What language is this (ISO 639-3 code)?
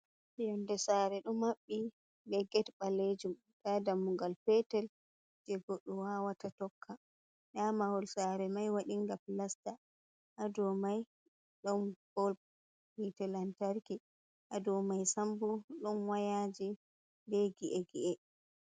ful